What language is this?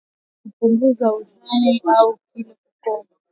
Swahili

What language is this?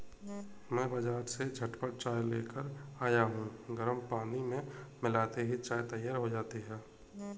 Hindi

